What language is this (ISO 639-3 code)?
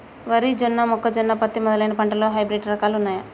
tel